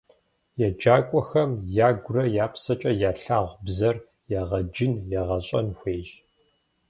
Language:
Kabardian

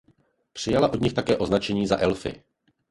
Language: Czech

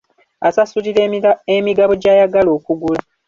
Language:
Ganda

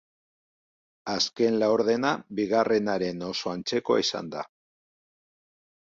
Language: Basque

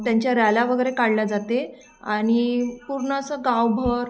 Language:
Marathi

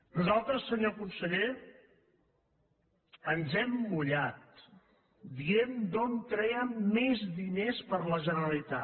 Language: Catalan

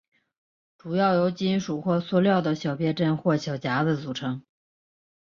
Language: Chinese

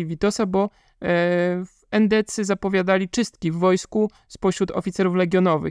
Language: Polish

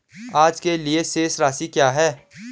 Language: Hindi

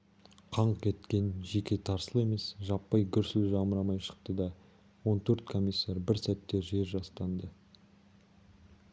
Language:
Kazakh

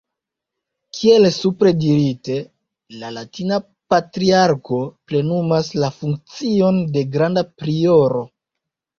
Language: Esperanto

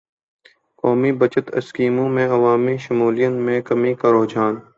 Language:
Urdu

